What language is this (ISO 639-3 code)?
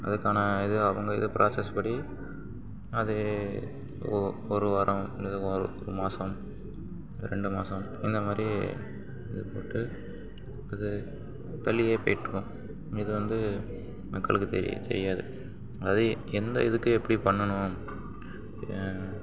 tam